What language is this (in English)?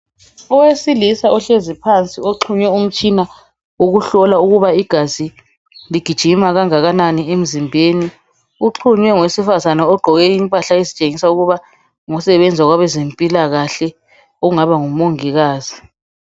North Ndebele